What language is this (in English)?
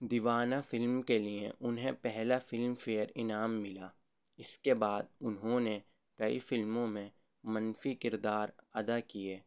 Urdu